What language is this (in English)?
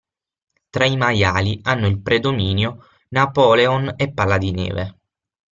Italian